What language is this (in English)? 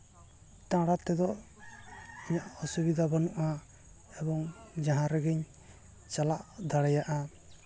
Santali